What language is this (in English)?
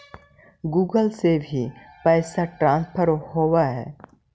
Magahi